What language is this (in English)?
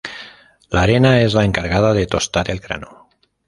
Spanish